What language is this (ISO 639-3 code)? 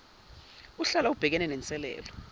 zul